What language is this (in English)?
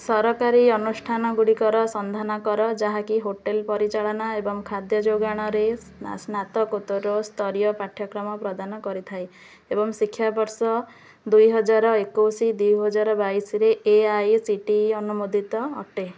Odia